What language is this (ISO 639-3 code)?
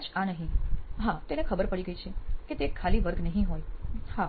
guj